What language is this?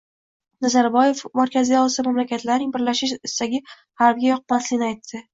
Uzbek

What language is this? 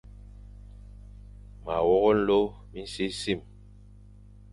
Fang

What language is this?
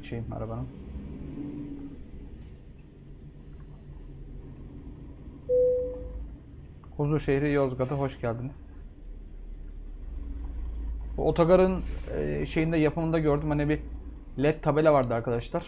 Turkish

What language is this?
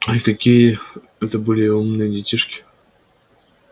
Russian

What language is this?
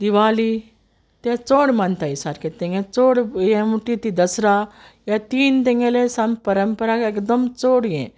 Konkani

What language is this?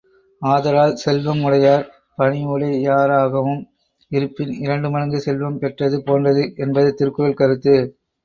Tamil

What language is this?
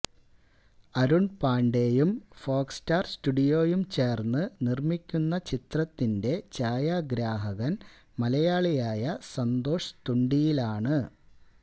Malayalam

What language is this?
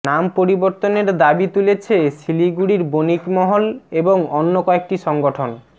Bangla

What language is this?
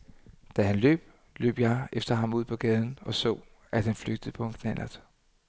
Danish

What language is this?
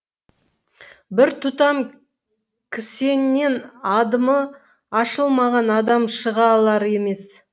Kazakh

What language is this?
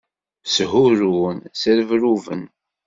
Kabyle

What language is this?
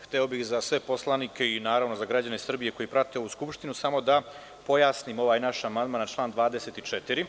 Serbian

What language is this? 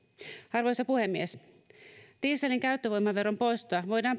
Finnish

